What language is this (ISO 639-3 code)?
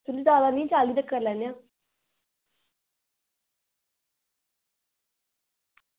doi